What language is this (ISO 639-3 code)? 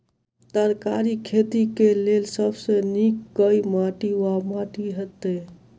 mai